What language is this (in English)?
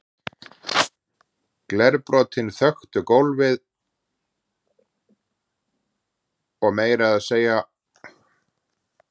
Icelandic